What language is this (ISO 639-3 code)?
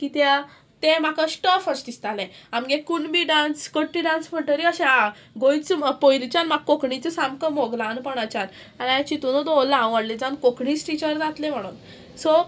kok